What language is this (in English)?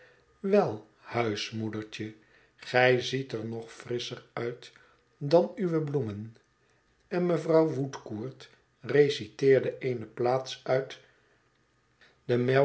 Dutch